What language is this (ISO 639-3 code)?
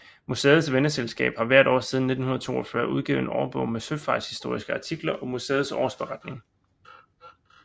dan